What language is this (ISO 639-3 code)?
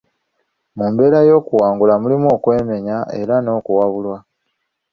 lug